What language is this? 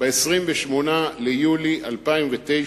Hebrew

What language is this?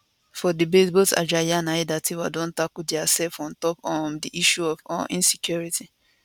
Nigerian Pidgin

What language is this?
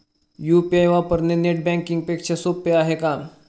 Marathi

